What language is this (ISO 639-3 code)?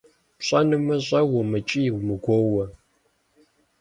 kbd